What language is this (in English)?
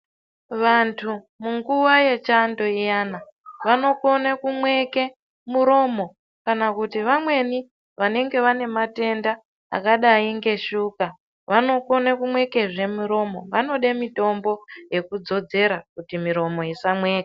Ndau